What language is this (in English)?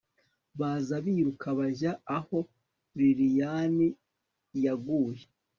Kinyarwanda